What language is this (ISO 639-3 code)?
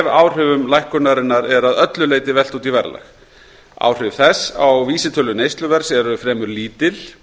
isl